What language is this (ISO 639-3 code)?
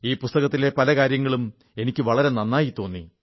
mal